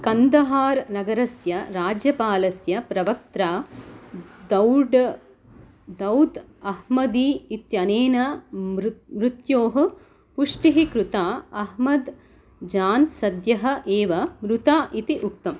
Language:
Sanskrit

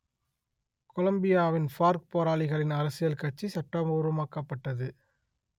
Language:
Tamil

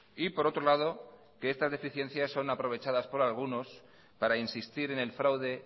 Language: Spanish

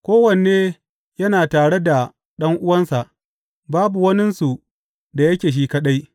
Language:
Hausa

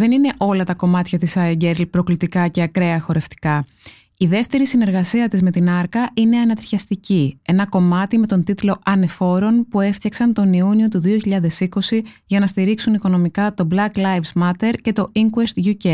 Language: Greek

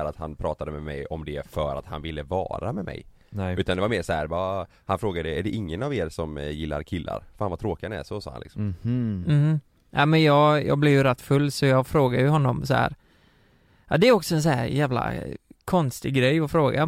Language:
Swedish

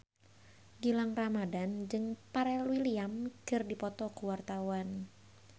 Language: Sundanese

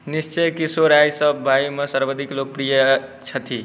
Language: Maithili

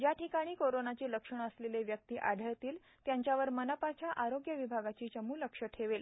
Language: Marathi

